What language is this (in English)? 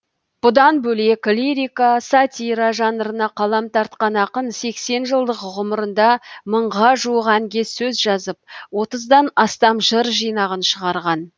Kazakh